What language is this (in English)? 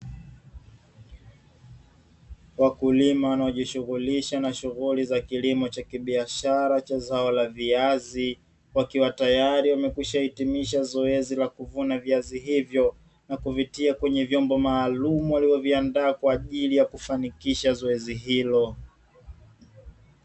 Swahili